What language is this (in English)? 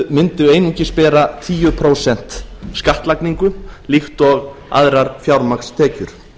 Icelandic